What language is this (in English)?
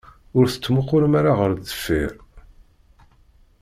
Kabyle